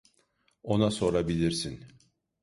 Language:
Turkish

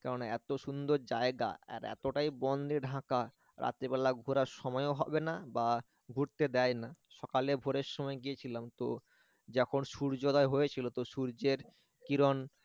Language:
Bangla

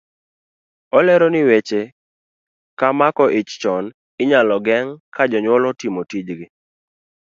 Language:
Luo (Kenya and Tanzania)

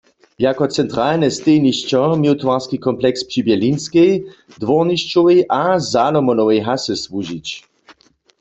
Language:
Upper Sorbian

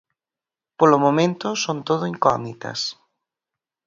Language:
Galician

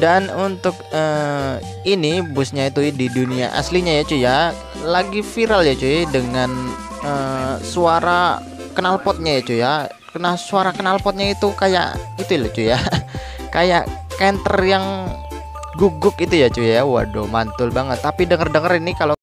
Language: Indonesian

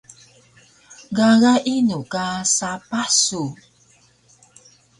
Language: Taroko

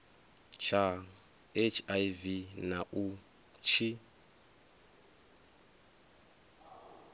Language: Venda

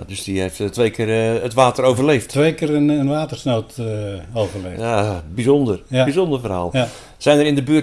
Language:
Dutch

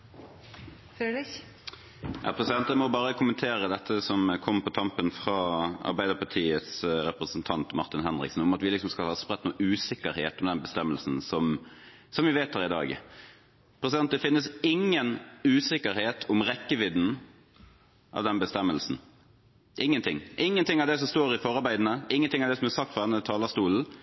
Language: Norwegian Bokmål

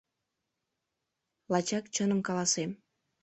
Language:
Mari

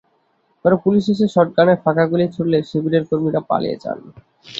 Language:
Bangla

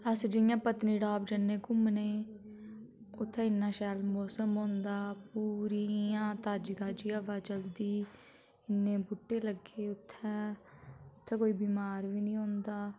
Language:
Dogri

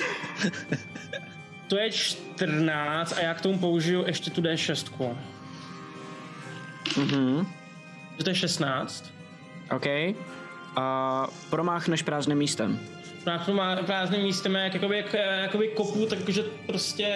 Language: Czech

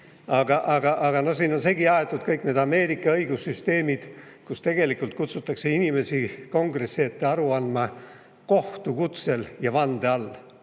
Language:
Estonian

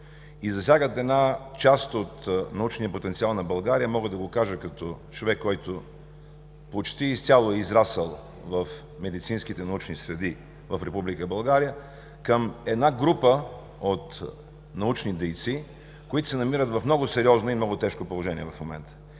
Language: Bulgarian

